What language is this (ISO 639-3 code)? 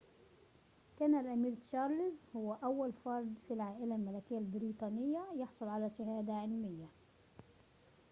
ara